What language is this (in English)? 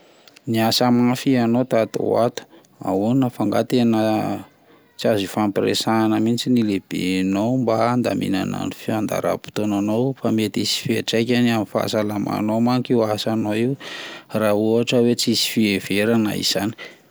Malagasy